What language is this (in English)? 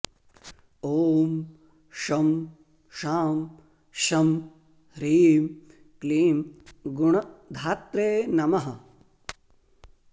Sanskrit